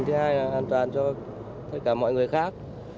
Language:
Vietnamese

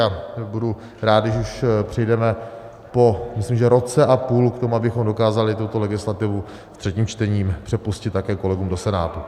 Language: Czech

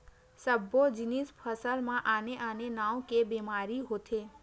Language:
Chhattisgarhi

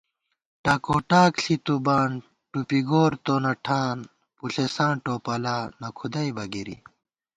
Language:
Gawar-Bati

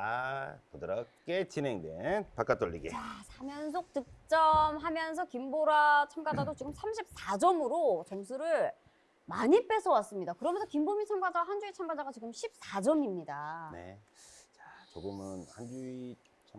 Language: Korean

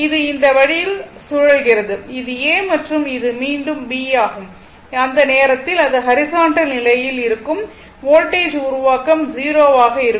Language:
Tamil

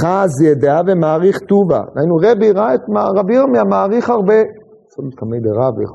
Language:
Hebrew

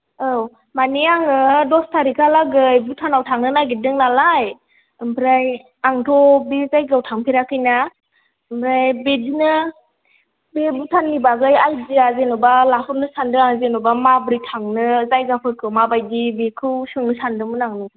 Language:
Bodo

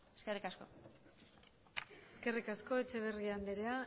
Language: Basque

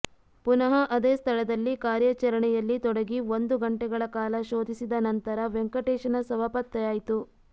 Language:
Kannada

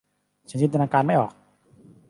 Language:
Thai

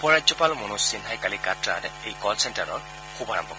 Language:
Assamese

